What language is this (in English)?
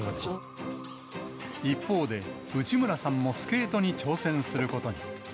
Japanese